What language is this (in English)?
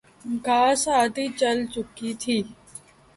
Urdu